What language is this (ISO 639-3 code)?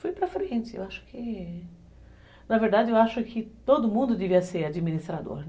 por